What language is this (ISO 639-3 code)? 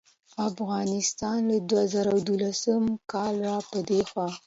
pus